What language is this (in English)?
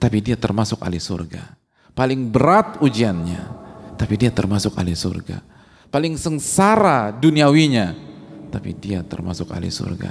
Indonesian